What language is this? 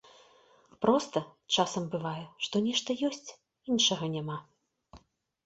Belarusian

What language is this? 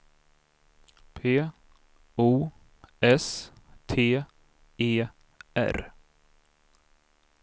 Swedish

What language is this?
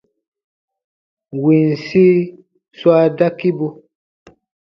Baatonum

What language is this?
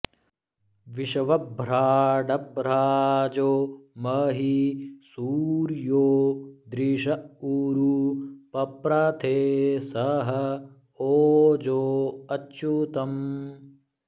Sanskrit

